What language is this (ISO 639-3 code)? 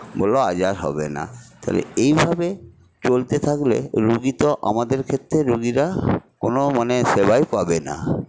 ben